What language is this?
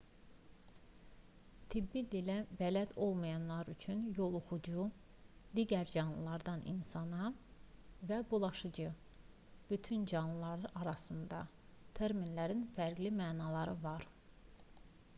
Azerbaijani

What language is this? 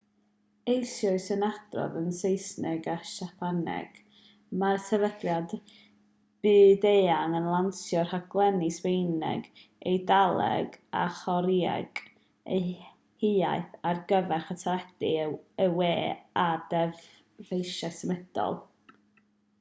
Welsh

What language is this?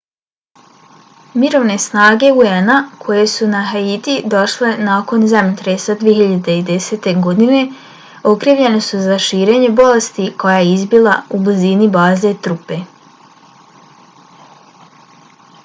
Bosnian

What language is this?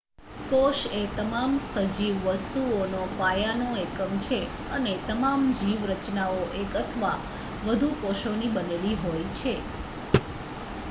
Gujarati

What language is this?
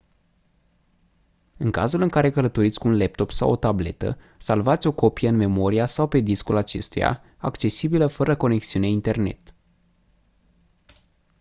Romanian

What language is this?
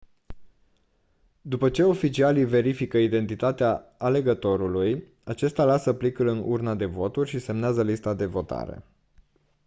Romanian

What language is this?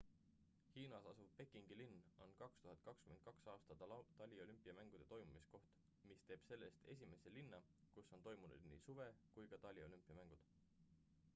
Estonian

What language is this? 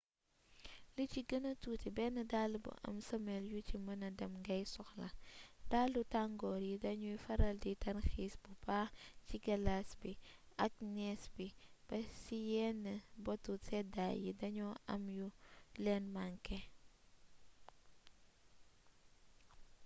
Wolof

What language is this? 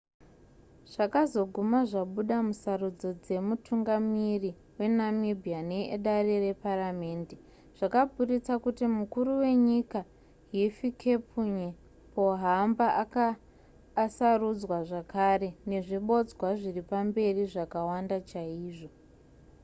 Shona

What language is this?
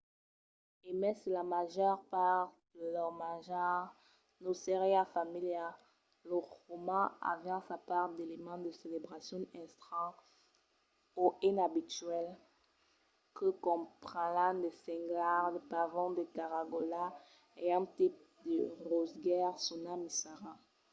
Occitan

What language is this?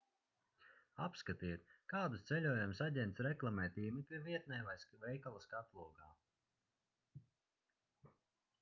Latvian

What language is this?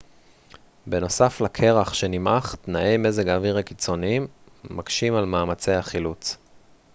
Hebrew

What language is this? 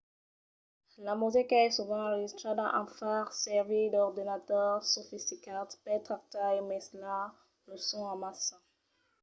Occitan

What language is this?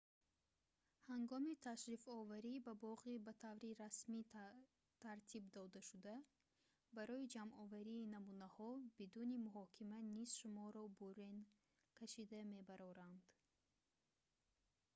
Tajik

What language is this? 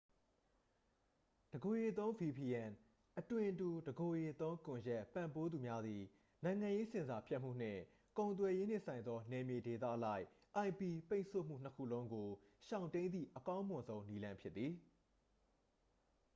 Burmese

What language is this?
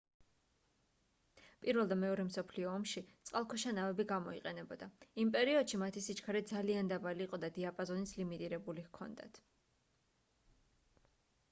Georgian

